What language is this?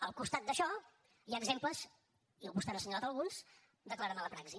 Catalan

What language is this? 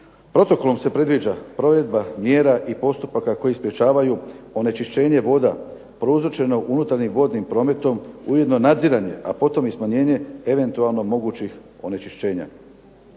Croatian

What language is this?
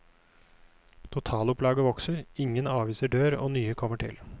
Norwegian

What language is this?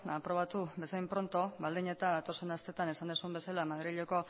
Basque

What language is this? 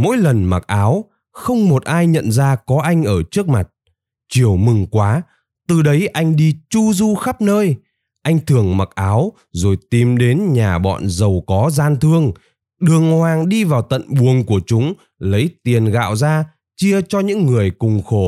Vietnamese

